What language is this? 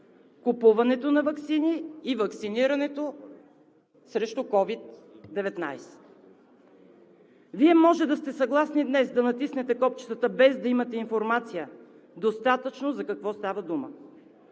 Bulgarian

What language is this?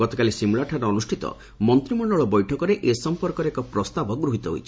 Odia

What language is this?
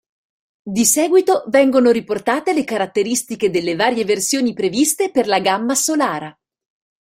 Italian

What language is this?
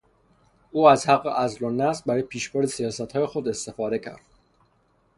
Persian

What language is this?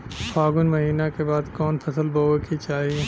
Bhojpuri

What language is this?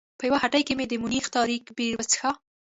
Pashto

